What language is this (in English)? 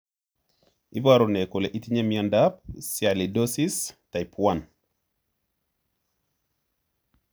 Kalenjin